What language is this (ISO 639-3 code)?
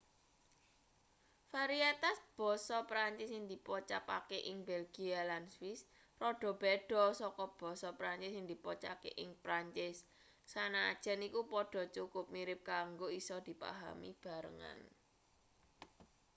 jav